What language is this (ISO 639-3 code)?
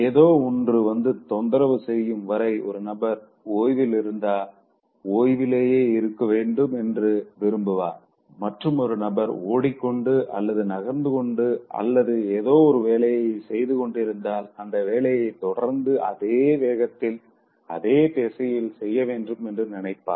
tam